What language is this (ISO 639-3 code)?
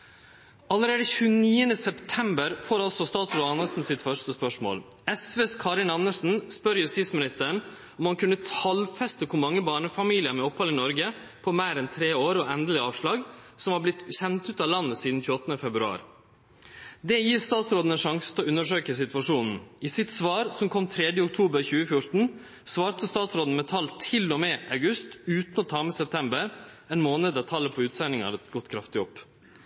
nno